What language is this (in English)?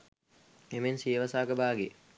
Sinhala